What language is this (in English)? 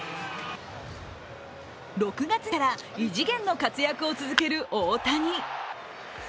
Japanese